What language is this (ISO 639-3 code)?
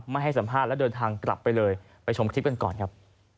tha